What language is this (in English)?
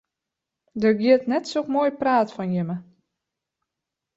Western Frisian